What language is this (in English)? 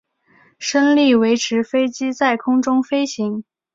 Chinese